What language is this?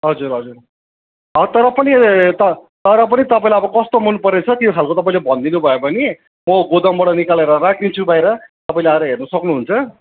Nepali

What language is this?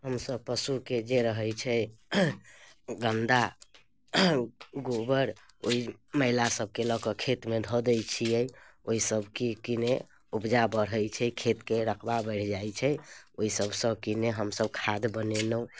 Maithili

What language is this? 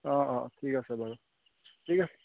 Assamese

